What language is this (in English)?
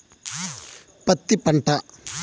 Telugu